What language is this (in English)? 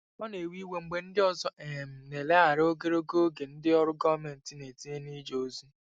Igbo